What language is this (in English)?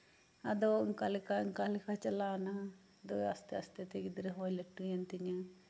Santali